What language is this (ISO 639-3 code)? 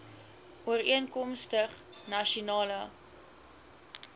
afr